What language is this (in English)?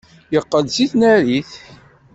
Kabyle